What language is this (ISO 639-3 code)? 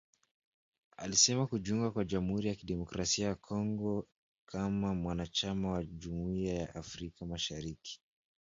swa